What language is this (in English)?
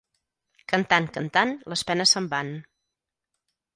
Catalan